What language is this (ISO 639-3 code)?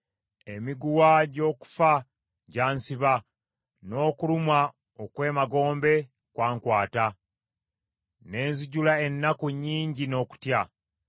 lug